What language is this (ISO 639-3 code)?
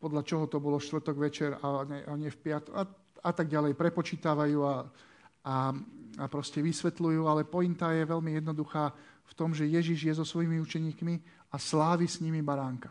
slk